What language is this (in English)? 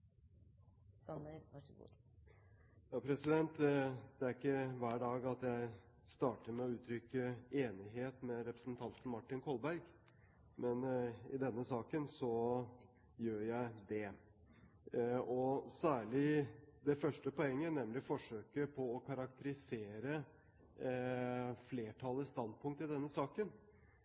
Norwegian Bokmål